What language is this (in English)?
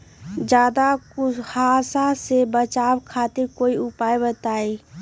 Magahi